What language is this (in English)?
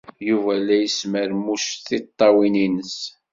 Kabyle